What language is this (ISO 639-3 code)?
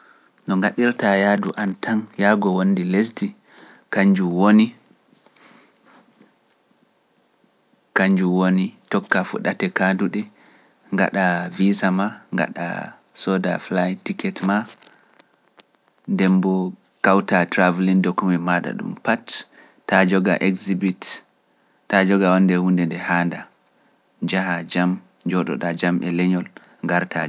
fuf